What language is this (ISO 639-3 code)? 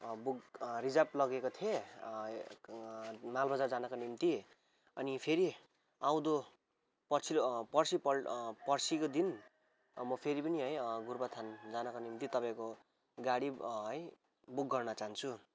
nep